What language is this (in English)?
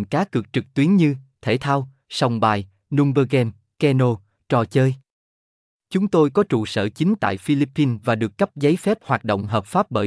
Vietnamese